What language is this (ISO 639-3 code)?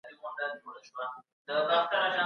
pus